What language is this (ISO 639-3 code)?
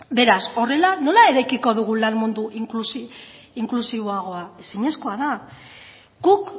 eus